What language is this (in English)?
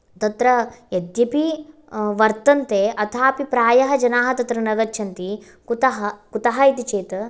Sanskrit